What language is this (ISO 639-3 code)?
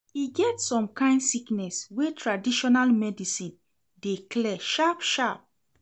pcm